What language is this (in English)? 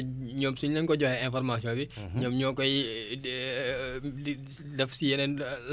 Wolof